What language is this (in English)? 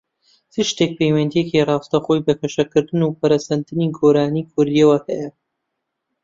Central Kurdish